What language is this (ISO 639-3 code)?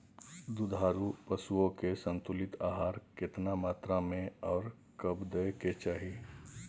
mai